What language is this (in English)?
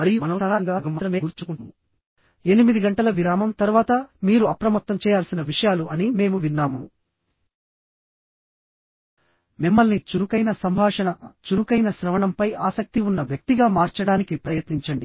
Telugu